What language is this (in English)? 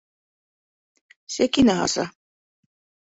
Bashkir